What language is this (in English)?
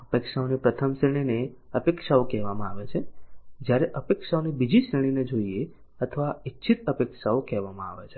Gujarati